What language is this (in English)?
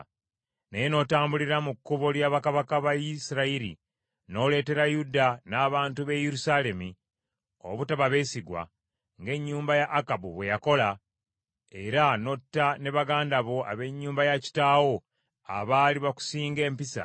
Ganda